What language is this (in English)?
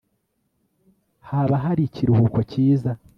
Kinyarwanda